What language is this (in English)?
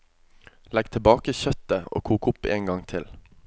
Norwegian